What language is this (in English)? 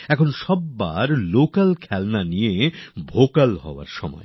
Bangla